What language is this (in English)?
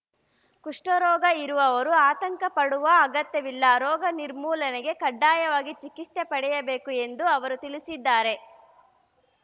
Kannada